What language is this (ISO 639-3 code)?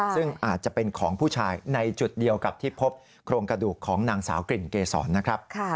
tha